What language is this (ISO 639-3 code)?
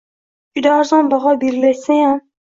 uzb